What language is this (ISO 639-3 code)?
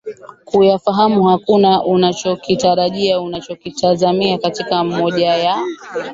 swa